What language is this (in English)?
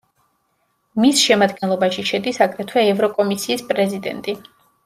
Georgian